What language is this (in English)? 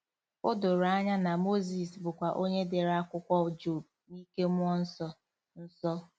Igbo